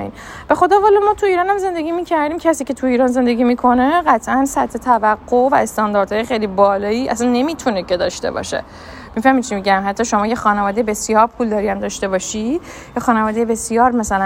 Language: Persian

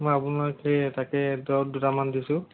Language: Assamese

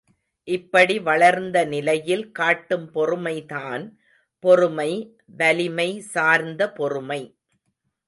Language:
Tamil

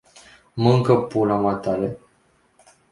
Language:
Romanian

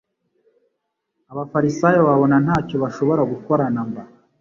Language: Kinyarwanda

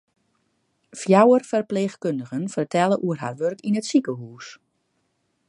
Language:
Western Frisian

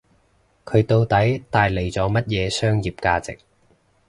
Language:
Cantonese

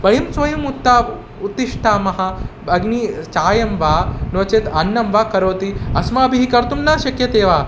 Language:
Sanskrit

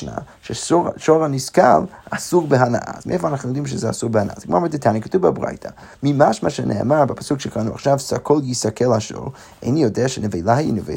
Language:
Hebrew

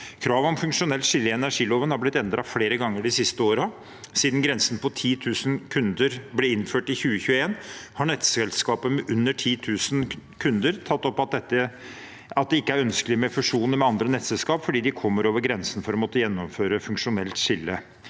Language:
Norwegian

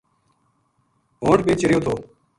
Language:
Gujari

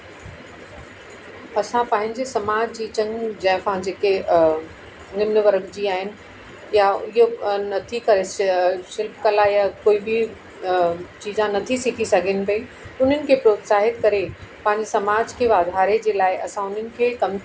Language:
Sindhi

